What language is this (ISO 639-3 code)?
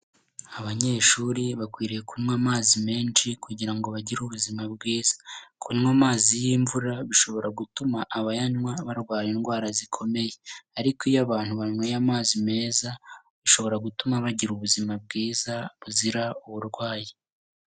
kin